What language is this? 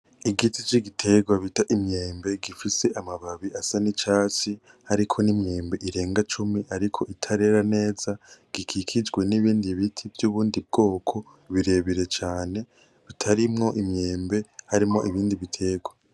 Rundi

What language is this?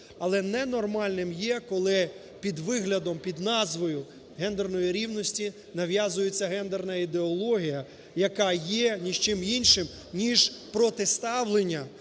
Ukrainian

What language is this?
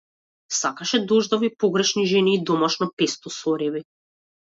Macedonian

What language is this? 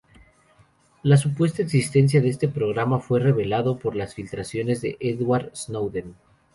Spanish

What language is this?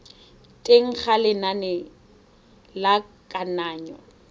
Tswana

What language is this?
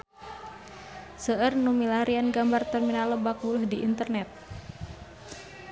Sundanese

